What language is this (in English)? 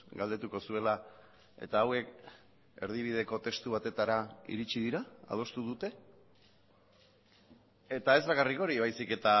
Basque